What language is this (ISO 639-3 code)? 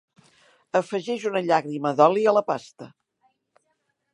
cat